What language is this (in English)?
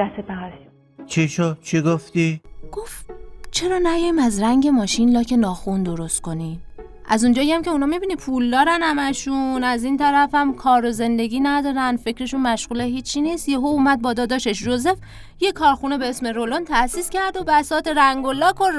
Persian